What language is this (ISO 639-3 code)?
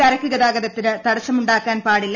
mal